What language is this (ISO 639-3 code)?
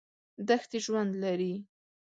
pus